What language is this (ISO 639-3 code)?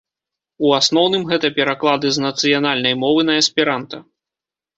bel